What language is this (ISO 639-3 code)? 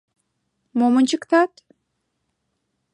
chm